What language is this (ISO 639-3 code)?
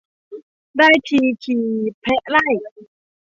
tha